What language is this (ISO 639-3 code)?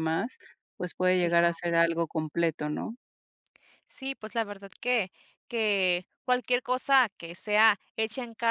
spa